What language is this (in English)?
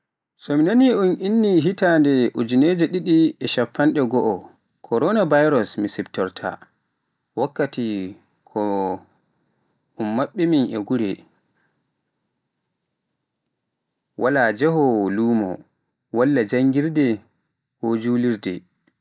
Pular